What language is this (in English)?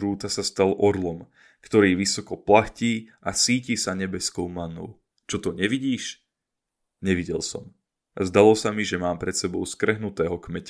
Slovak